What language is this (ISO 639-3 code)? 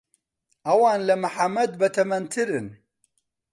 ckb